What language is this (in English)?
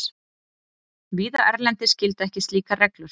Icelandic